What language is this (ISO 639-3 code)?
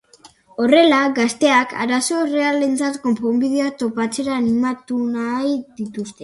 eus